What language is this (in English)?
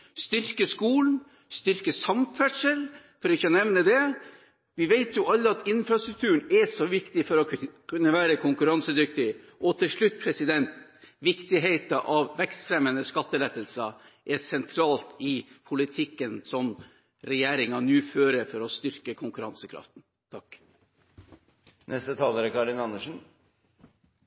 Norwegian Bokmål